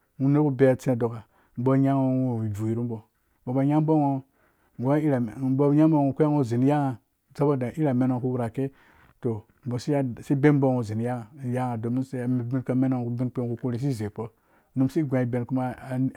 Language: Dũya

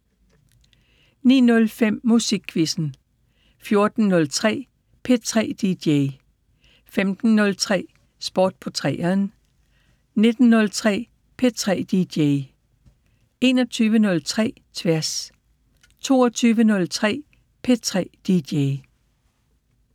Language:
Danish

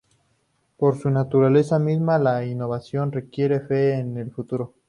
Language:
Spanish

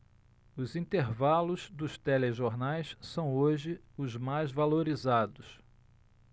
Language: Portuguese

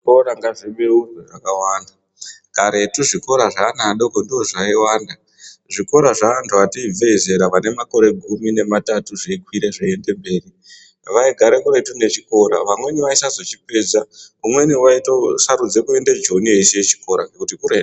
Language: Ndau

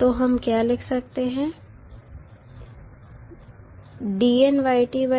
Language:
Hindi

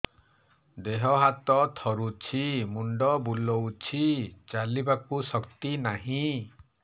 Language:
Odia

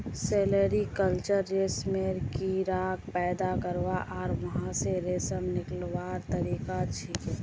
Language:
Magahi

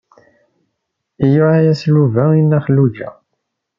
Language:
Kabyle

